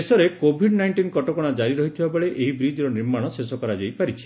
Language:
Odia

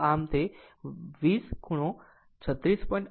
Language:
Gujarati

